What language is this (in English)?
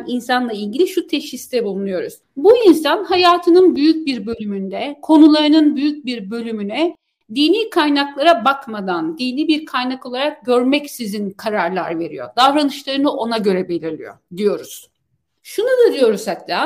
Turkish